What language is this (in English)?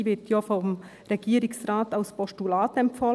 Swiss German